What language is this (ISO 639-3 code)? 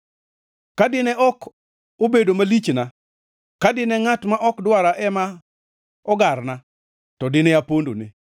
luo